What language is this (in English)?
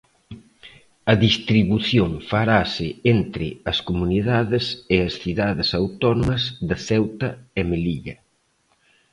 Galician